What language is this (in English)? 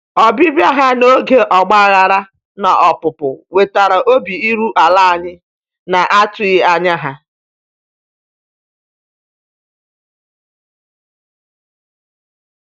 Igbo